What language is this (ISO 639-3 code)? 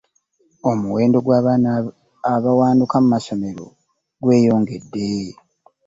lug